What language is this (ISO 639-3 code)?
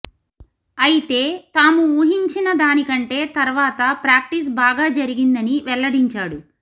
tel